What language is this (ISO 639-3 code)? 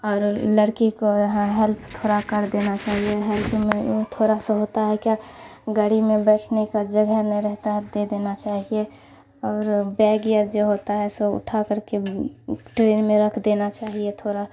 urd